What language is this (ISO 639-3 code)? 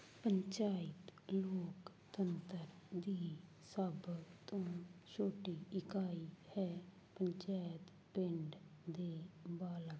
pan